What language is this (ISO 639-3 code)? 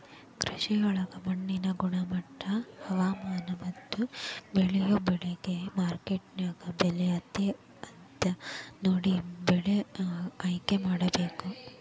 kan